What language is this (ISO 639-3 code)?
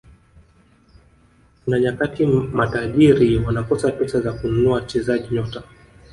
swa